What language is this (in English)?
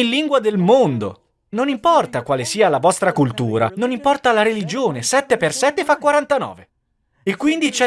Italian